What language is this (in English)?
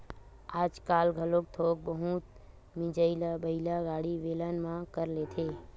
Chhattisgarhi